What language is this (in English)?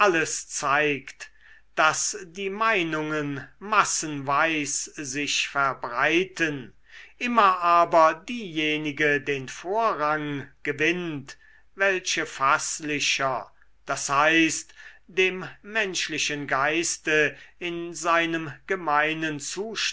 German